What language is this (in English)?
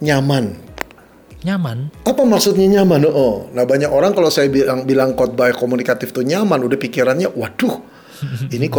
Indonesian